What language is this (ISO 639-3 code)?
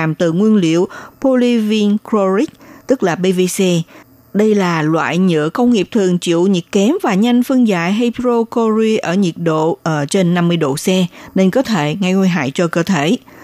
vie